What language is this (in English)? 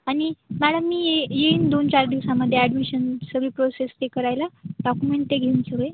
Marathi